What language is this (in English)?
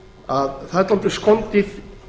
Icelandic